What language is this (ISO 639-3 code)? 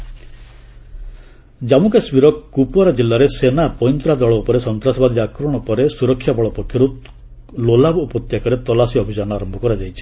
ori